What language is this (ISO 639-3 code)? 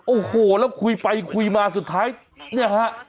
tha